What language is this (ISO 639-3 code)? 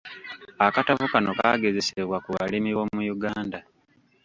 lug